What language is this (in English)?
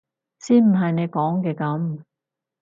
Cantonese